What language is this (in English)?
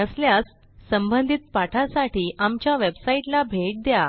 Marathi